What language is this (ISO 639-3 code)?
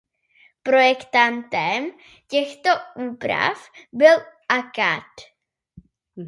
ces